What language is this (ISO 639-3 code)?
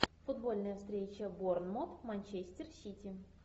rus